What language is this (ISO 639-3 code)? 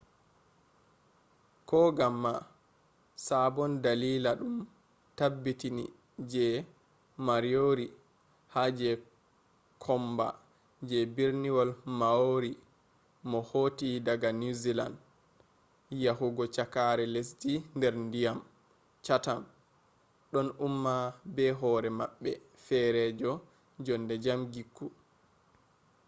ful